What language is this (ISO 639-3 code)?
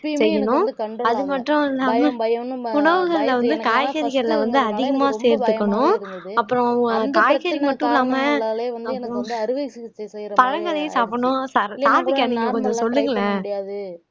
tam